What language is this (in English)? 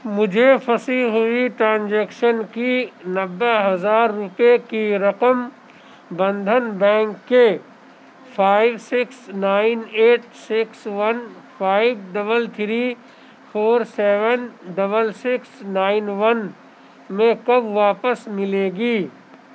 Urdu